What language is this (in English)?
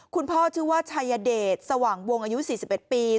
Thai